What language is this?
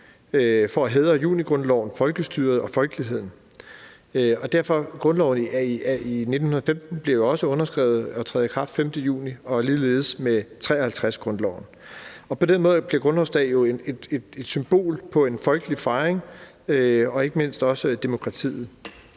Danish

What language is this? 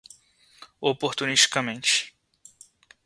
Portuguese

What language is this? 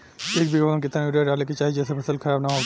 Bhojpuri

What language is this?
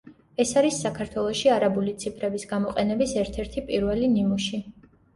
Georgian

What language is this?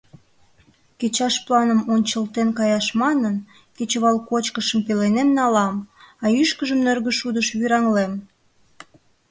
Mari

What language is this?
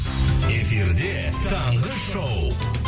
Kazakh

